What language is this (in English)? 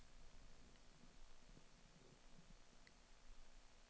Swedish